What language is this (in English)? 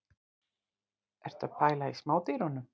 Icelandic